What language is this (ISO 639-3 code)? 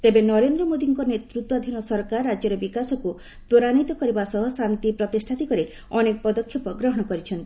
ori